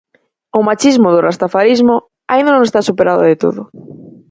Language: Galician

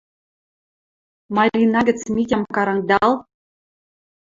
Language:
Western Mari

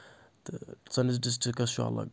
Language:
Kashmiri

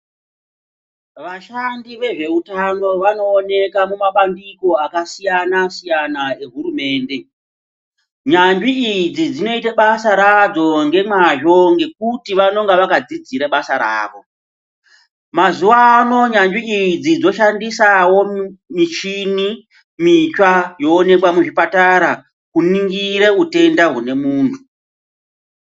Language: Ndau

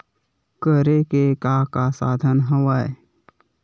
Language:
Chhattisgarhi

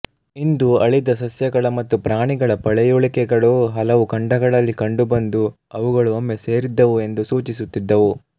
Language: Kannada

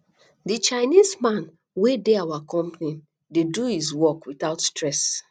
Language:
Nigerian Pidgin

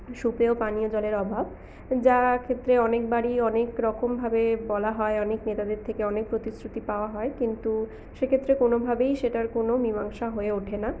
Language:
Bangla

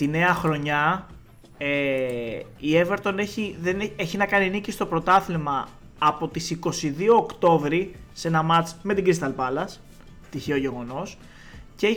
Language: Greek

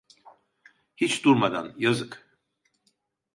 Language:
Turkish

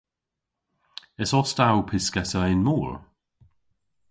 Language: Cornish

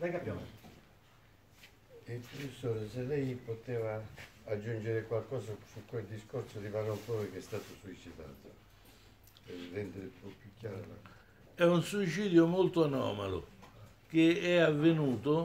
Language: Italian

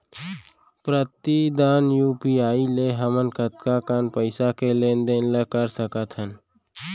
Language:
Chhattisgarhi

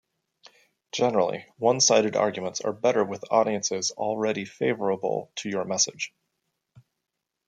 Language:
English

